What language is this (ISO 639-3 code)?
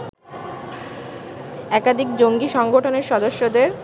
ben